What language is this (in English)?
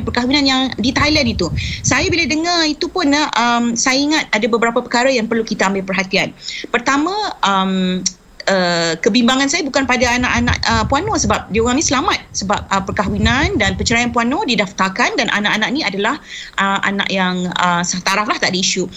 Malay